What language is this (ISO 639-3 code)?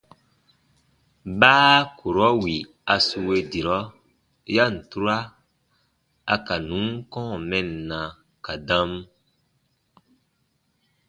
bba